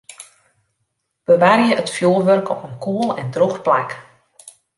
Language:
Western Frisian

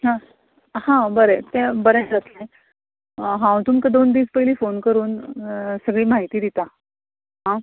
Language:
Konkani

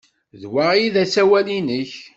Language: Kabyle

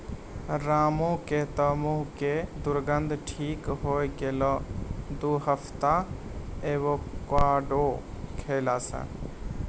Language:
Maithili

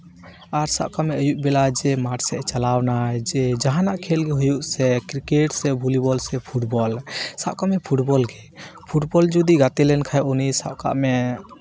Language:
Santali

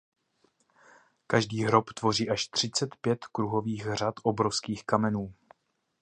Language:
Czech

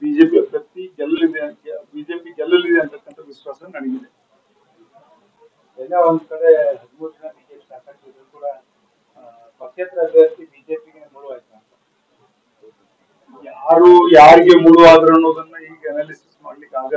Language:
Hindi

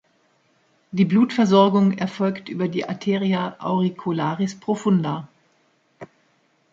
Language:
German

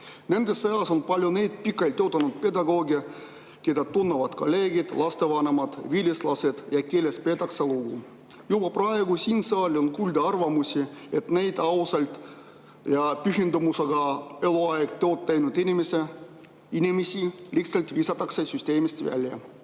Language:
Estonian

